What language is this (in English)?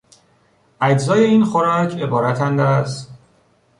Persian